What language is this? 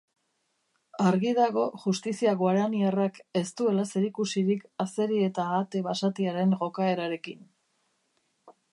Basque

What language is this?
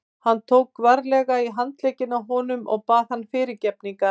Icelandic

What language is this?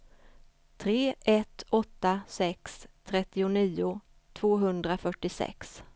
Swedish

